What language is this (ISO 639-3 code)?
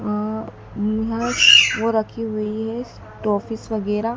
hin